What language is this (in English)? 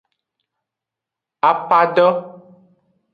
Aja (Benin)